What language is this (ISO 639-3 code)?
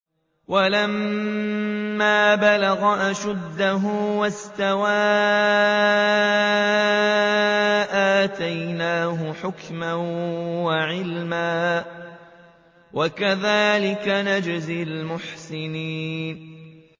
ara